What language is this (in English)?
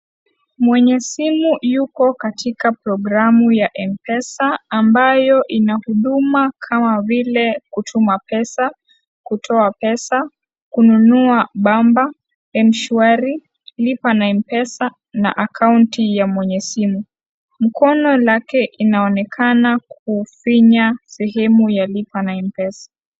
Swahili